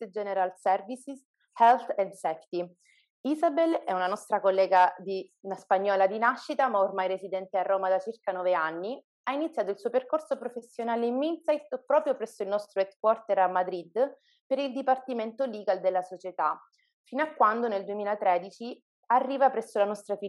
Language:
Italian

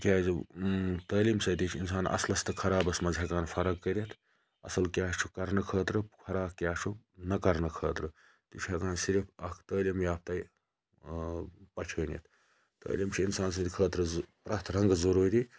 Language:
Kashmiri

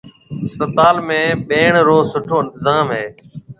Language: Marwari (Pakistan)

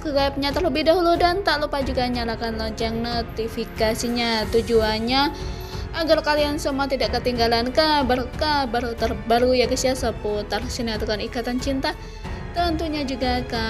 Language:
Indonesian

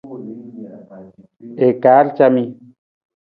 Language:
Nawdm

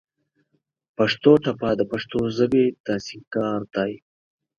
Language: Pashto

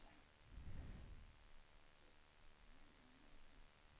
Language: Swedish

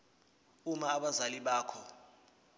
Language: Zulu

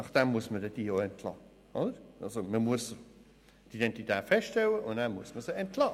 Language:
Swiss German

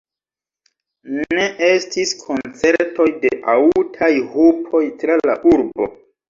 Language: Esperanto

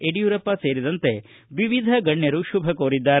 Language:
Kannada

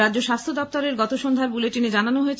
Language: Bangla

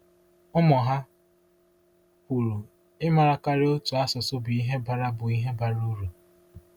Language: Igbo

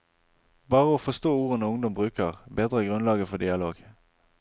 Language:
Norwegian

